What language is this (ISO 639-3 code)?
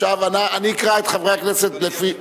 heb